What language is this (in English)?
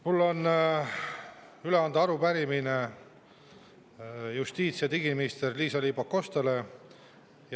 Estonian